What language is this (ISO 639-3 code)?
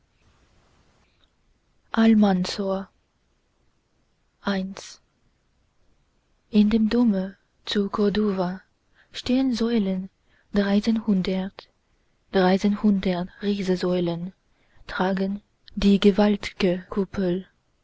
deu